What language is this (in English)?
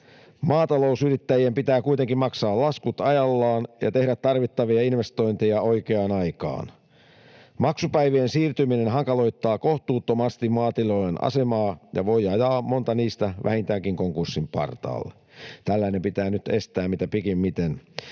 Finnish